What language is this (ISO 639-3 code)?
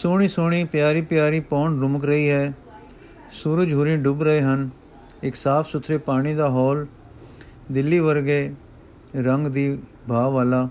pan